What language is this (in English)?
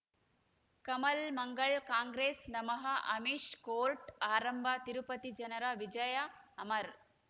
Kannada